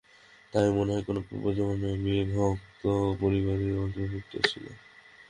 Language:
Bangla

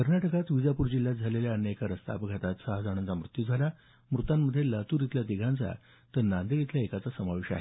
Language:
Marathi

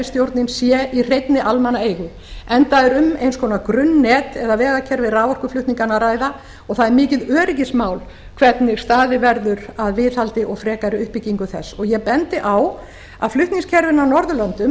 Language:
Icelandic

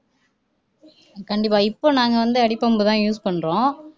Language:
Tamil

